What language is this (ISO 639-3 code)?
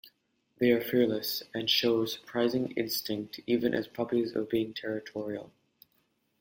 eng